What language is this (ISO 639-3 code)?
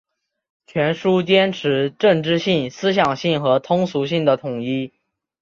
zho